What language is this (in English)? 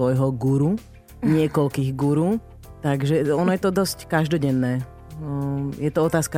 Slovak